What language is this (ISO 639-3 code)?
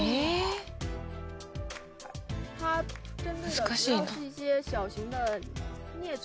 jpn